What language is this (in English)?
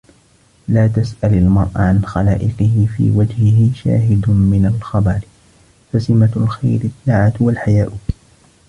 Arabic